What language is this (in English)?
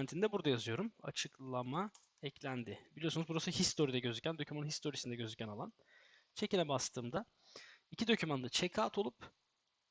Turkish